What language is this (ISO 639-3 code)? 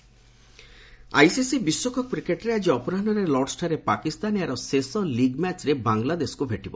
ori